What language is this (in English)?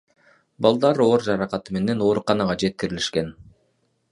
Kyrgyz